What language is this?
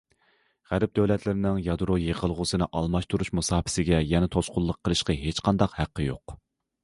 Uyghur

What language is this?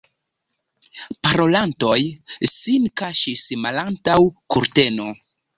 Esperanto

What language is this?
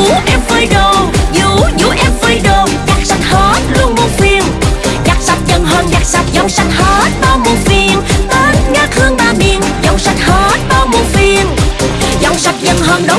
Vietnamese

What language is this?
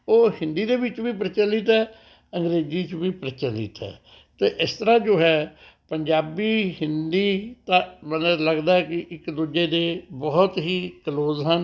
Punjabi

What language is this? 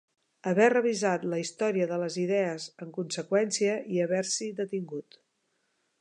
Catalan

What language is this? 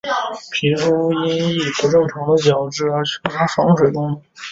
Chinese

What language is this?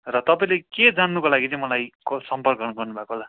Nepali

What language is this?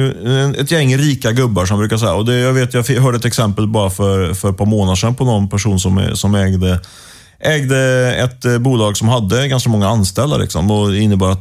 Swedish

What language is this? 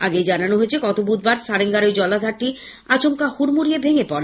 Bangla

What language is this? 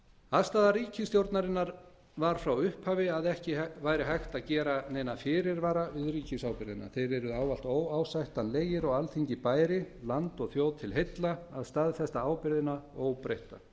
Icelandic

